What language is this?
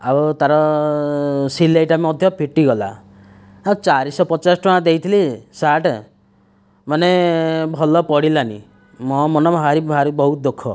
Odia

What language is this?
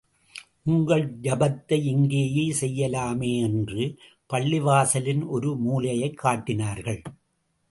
Tamil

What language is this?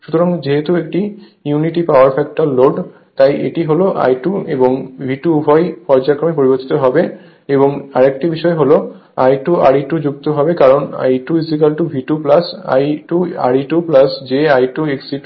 Bangla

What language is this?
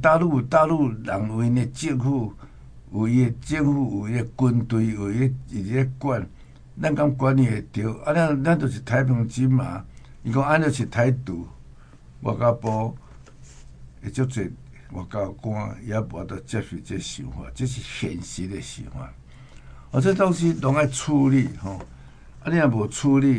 Chinese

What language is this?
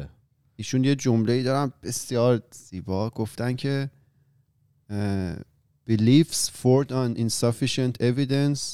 Persian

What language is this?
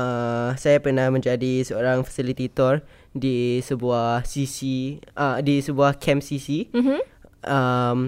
Malay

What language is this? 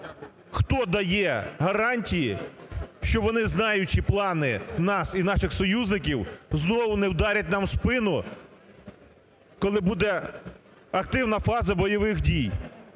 Ukrainian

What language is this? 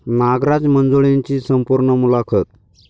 Marathi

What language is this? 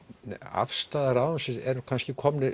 Icelandic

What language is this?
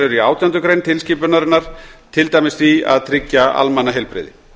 Icelandic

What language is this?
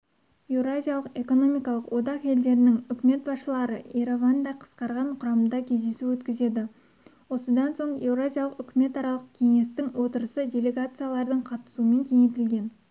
Kazakh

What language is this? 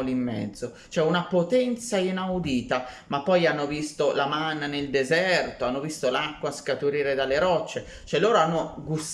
Italian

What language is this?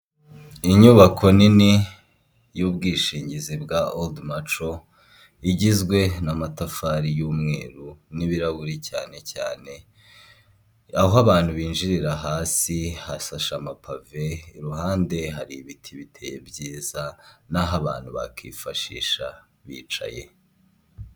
Kinyarwanda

